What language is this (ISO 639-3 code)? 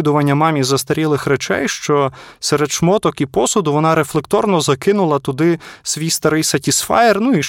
ukr